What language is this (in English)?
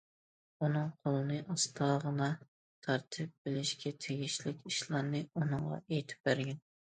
Uyghur